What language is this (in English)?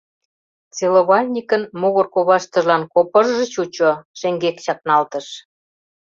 Mari